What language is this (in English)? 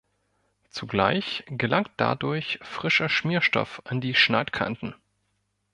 German